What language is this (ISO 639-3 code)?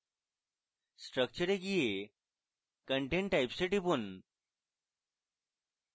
ben